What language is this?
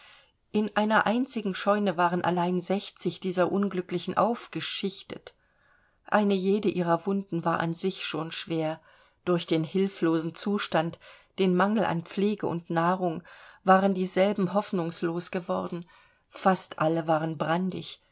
German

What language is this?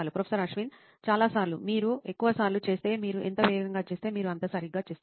Telugu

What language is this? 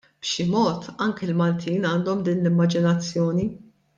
Maltese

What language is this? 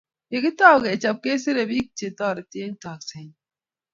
Kalenjin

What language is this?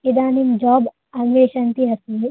Sanskrit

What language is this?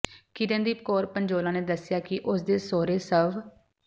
Punjabi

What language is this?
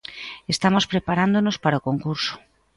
Galician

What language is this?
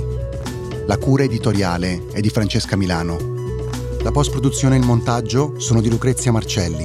Italian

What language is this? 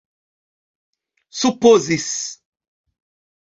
Esperanto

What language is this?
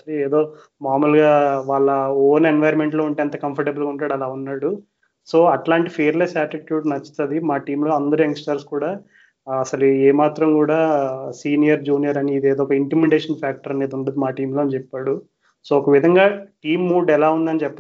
Telugu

